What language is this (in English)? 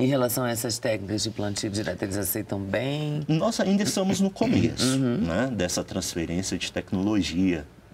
Portuguese